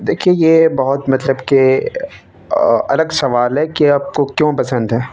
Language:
Urdu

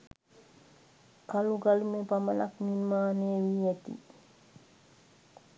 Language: Sinhala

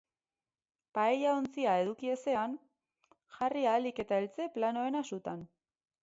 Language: Basque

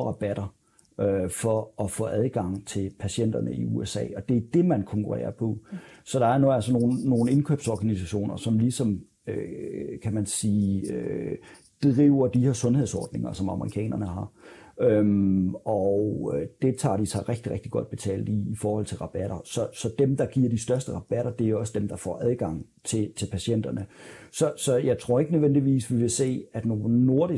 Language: Danish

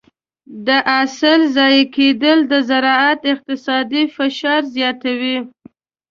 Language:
Pashto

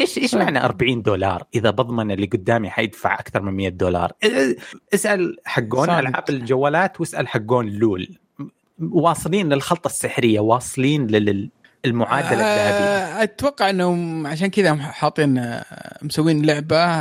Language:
Arabic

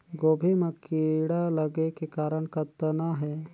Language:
Chhattisgarhi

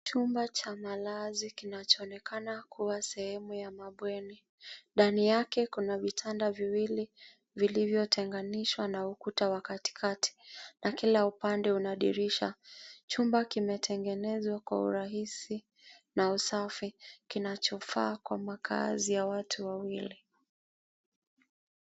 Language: Swahili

